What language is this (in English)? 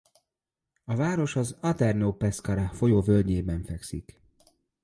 Hungarian